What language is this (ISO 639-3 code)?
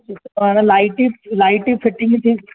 snd